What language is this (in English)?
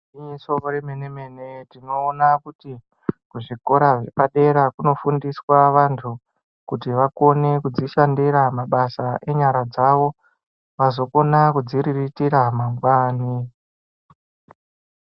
Ndau